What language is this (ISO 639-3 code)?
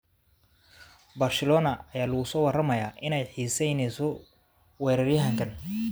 som